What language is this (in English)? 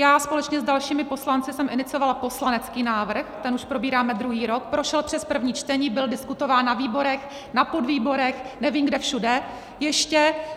Czech